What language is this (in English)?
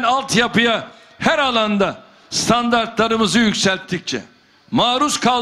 Turkish